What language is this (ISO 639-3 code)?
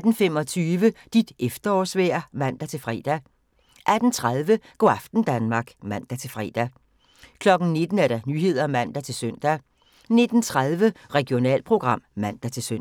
dan